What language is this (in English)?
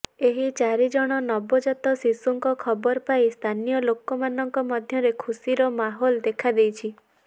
Odia